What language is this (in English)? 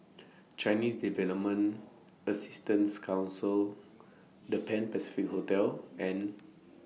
English